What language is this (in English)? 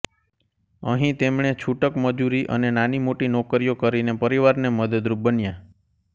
Gujarati